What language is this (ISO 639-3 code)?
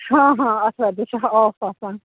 kas